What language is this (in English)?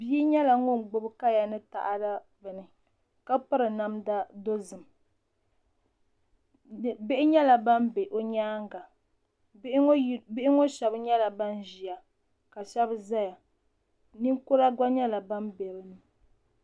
Dagbani